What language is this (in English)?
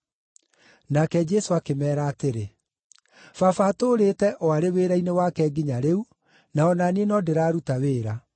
Kikuyu